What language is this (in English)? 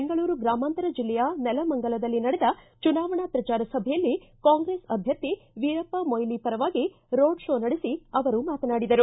Kannada